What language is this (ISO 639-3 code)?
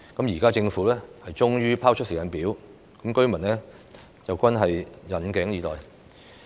yue